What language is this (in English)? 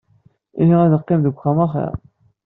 Kabyle